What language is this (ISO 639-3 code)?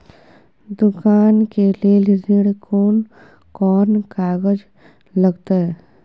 mai